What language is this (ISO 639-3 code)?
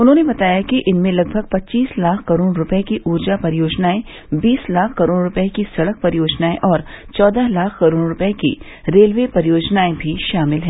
hin